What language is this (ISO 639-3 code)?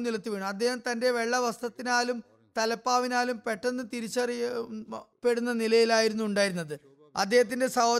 mal